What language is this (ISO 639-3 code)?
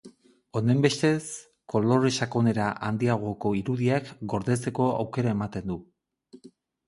eus